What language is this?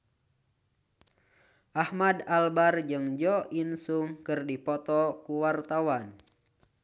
Sundanese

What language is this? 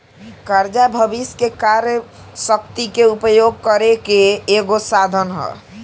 Bhojpuri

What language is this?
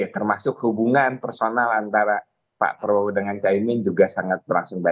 Indonesian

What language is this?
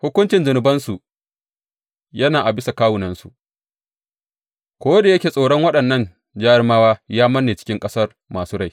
Hausa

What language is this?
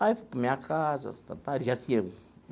Portuguese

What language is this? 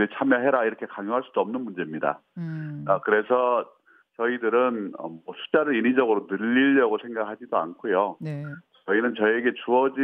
Korean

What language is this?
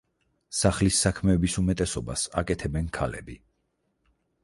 Georgian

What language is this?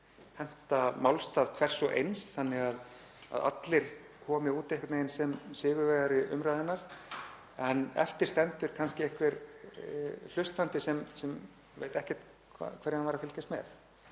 Icelandic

